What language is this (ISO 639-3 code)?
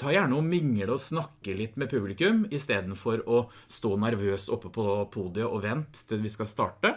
nor